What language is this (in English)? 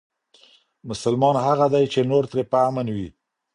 Pashto